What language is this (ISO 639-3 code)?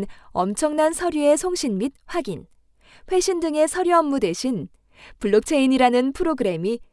kor